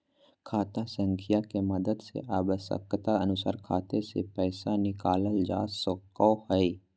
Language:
Magahi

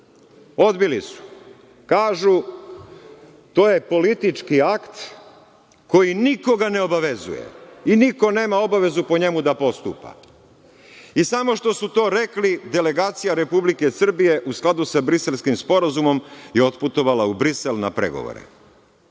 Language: Serbian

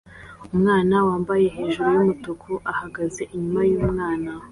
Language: Kinyarwanda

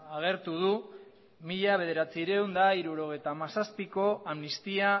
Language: Basque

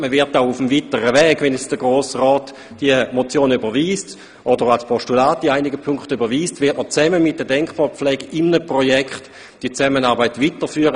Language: Swiss German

